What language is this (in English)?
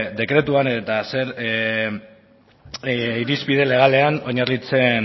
Basque